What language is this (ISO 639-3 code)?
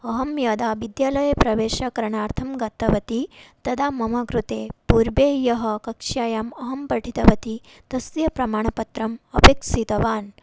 san